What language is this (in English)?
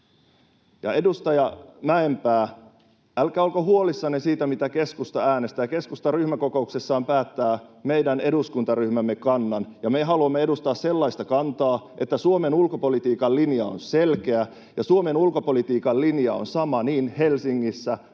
Finnish